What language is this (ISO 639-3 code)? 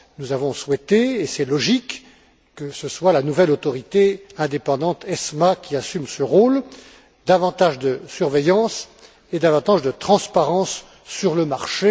fra